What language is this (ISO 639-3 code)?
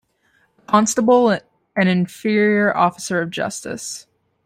eng